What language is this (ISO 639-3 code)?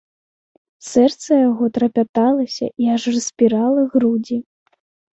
bel